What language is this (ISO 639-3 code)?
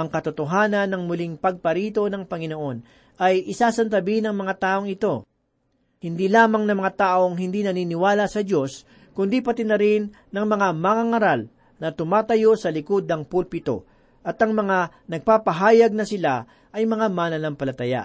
fil